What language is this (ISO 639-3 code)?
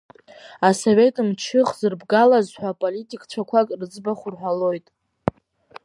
abk